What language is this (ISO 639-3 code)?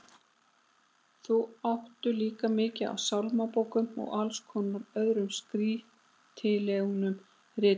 isl